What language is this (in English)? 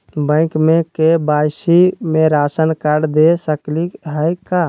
Magahi